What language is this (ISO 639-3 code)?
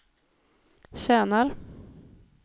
swe